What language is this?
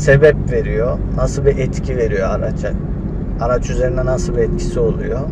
Turkish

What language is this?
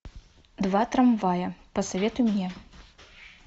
Russian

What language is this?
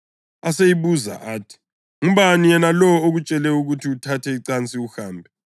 North Ndebele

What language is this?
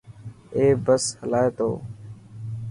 Dhatki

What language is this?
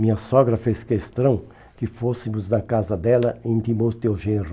Portuguese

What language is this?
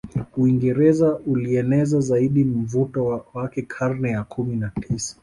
Swahili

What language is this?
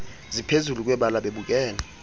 Xhosa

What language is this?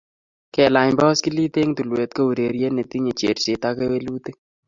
Kalenjin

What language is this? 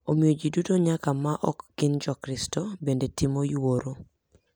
Luo (Kenya and Tanzania)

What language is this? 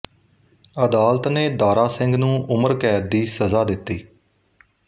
Punjabi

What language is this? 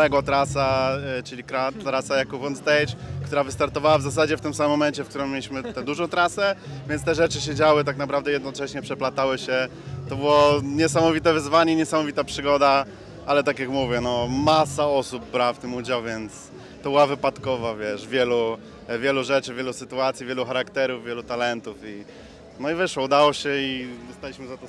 Polish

